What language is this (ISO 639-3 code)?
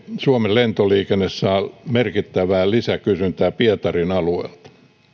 fin